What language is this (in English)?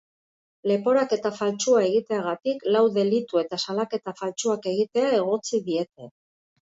Basque